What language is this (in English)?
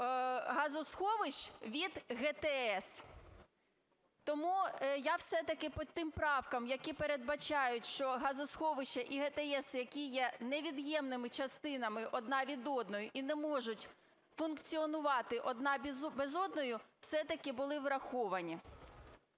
Ukrainian